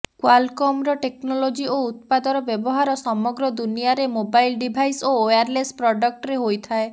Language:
Odia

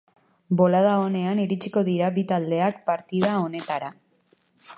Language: Basque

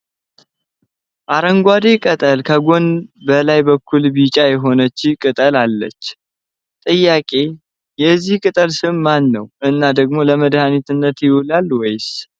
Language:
Amharic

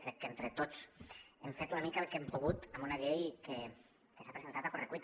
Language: Catalan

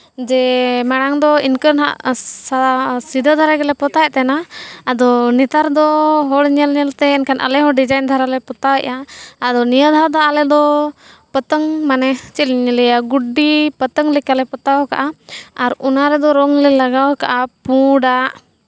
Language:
Santali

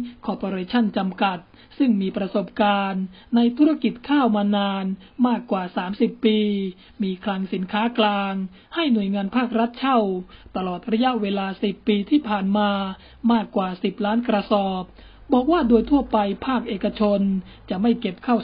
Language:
Thai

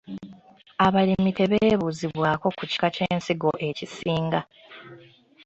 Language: Ganda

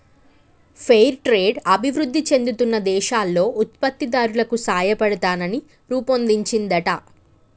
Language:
Telugu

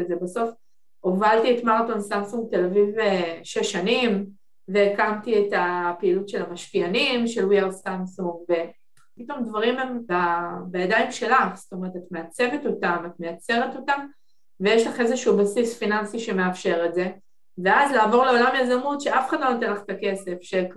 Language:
Hebrew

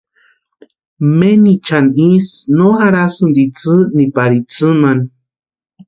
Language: Western Highland Purepecha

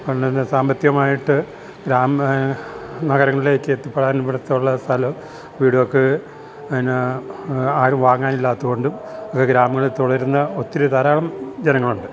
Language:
Malayalam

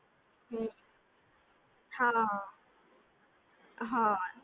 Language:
Gujarati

